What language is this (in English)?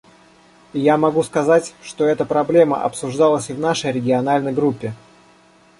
Russian